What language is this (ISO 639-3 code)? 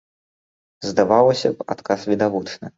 bel